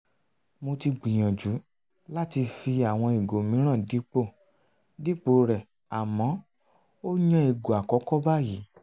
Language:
Yoruba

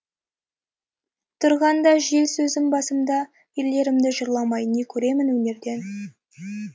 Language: Kazakh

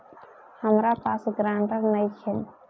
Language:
Bhojpuri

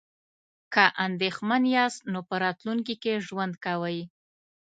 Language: Pashto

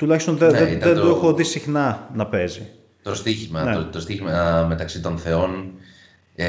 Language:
Greek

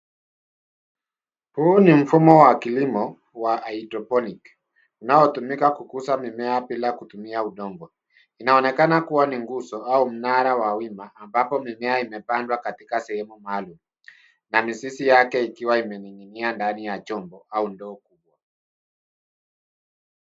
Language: Swahili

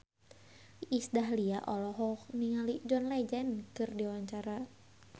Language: Sundanese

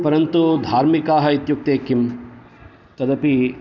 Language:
Sanskrit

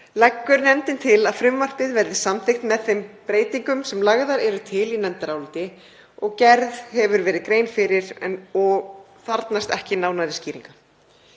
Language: Icelandic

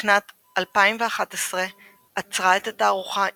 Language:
Hebrew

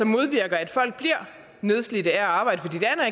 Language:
Danish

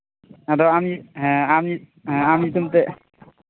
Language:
Santali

